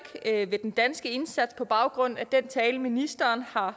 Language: Danish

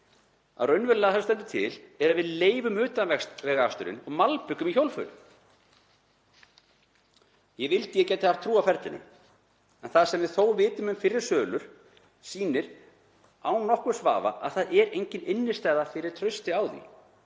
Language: Icelandic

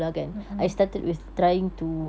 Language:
English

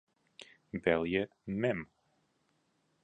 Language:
Western Frisian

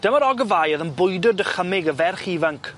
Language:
Welsh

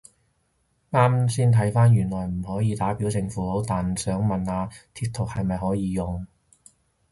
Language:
Cantonese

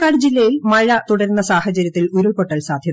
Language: Malayalam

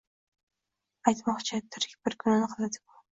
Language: Uzbek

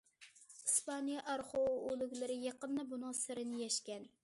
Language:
Uyghur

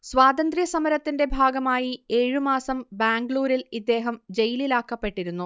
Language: Malayalam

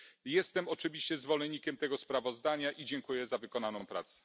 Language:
Polish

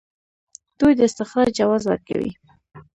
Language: Pashto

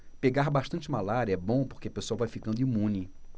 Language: Portuguese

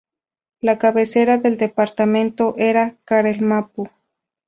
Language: Spanish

